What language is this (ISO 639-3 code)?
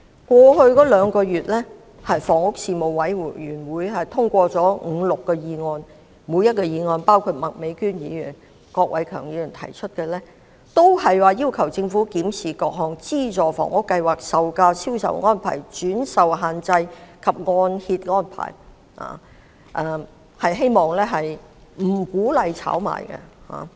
yue